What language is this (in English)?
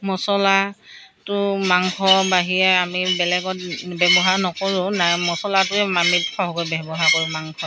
Assamese